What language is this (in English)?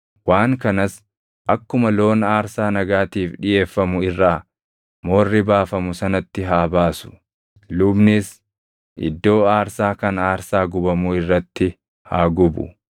Oromo